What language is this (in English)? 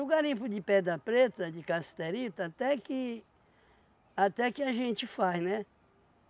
Portuguese